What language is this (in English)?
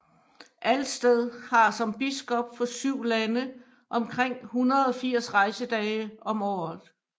Danish